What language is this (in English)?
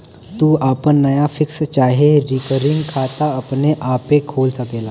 Bhojpuri